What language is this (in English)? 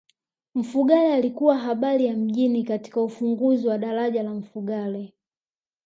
Swahili